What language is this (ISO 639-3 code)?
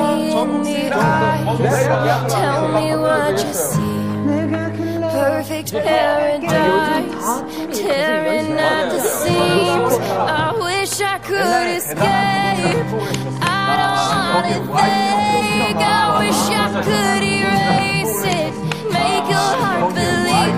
kor